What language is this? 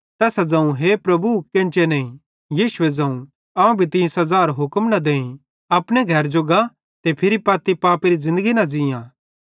Bhadrawahi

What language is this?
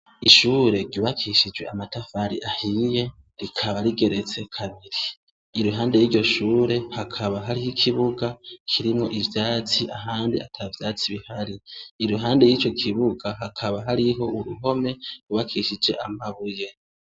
Rundi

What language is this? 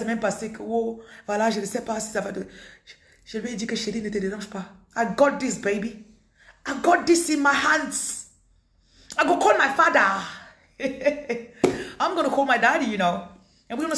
French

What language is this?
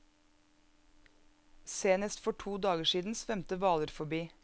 Norwegian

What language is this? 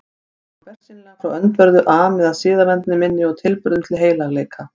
Icelandic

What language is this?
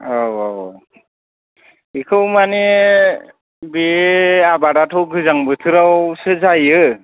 Bodo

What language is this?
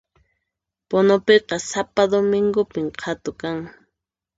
Puno Quechua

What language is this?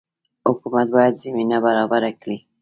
Pashto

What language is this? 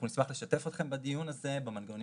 Hebrew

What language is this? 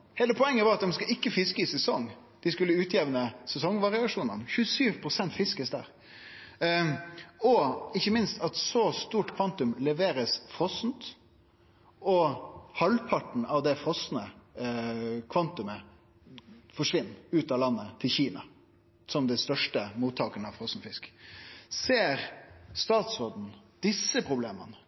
Norwegian Nynorsk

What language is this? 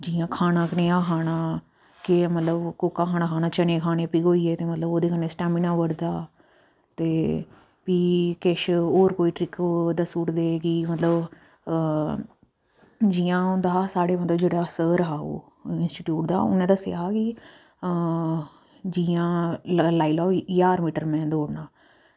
Dogri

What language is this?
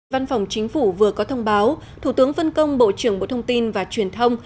Vietnamese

